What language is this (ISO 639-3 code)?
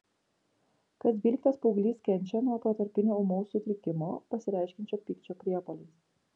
lit